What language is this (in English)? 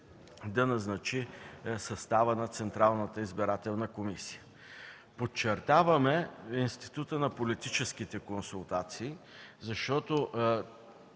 Bulgarian